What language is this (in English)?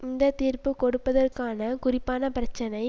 Tamil